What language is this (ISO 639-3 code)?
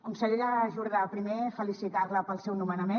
cat